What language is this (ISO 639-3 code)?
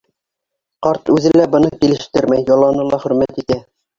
bak